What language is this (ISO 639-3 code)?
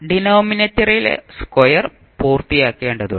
mal